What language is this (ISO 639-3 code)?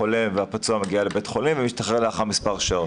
heb